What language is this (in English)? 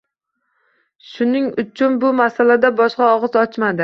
Uzbek